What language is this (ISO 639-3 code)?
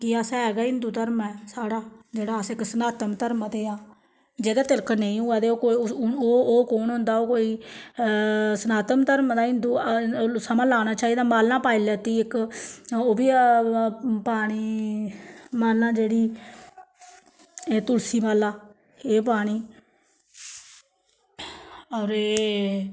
doi